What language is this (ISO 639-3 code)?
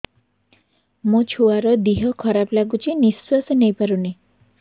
ori